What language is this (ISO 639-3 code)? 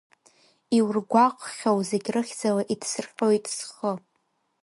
abk